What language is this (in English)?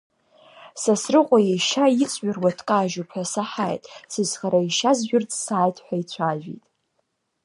Abkhazian